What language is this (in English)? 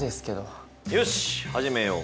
Japanese